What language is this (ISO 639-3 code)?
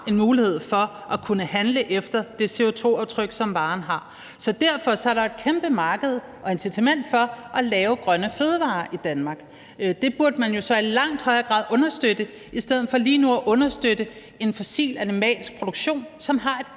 dan